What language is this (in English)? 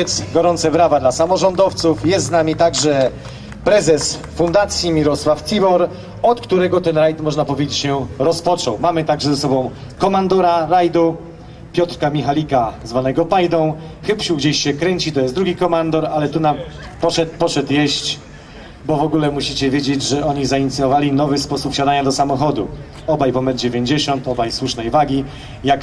Polish